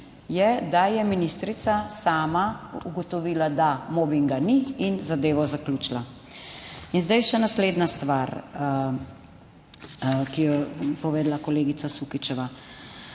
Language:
Slovenian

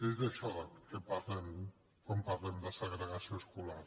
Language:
Catalan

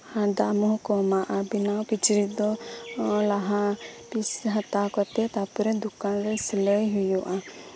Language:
Santali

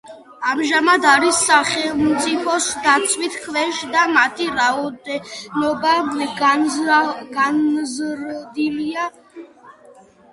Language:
Georgian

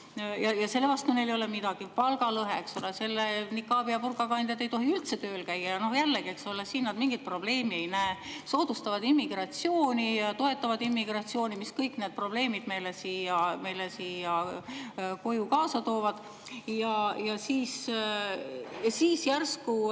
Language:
Estonian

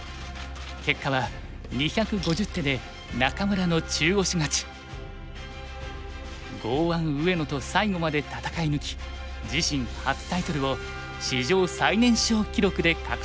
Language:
Japanese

